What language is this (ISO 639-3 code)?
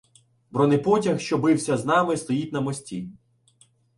ukr